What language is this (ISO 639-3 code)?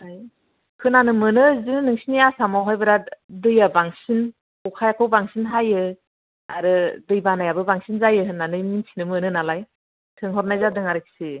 brx